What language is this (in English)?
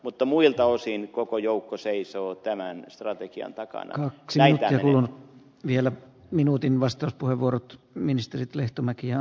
Finnish